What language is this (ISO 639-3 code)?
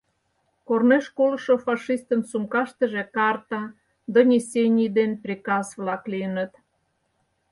chm